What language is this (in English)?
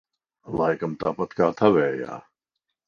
Latvian